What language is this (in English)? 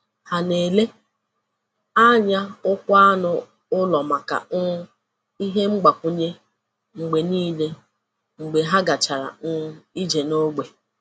Igbo